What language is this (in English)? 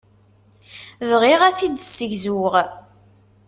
Kabyle